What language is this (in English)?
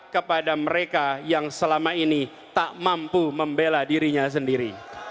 Indonesian